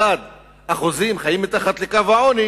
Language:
Hebrew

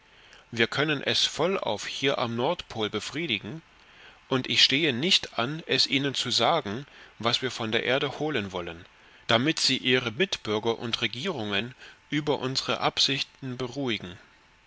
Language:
German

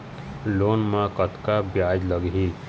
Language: Chhattisgarhi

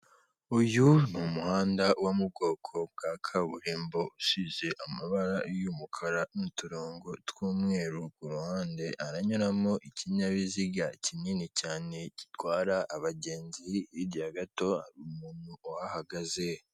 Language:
Kinyarwanda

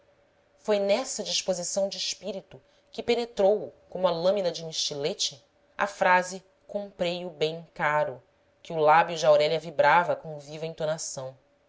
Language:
Portuguese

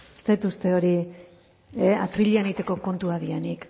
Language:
Basque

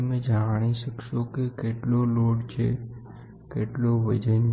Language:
Gujarati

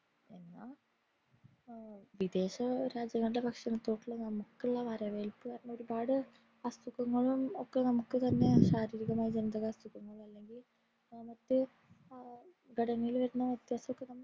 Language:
Malayalam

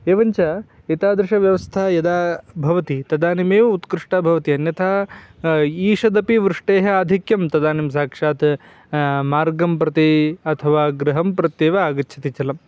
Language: Sanskrit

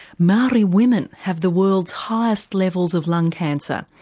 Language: English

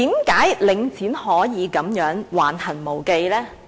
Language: Cantonese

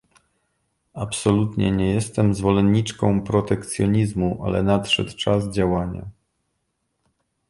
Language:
Polish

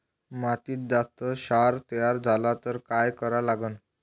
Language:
Marathi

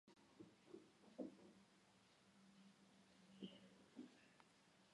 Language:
Georgian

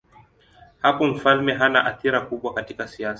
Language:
Swahili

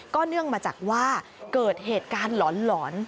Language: Thai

